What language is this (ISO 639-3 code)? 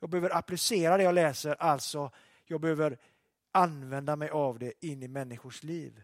swe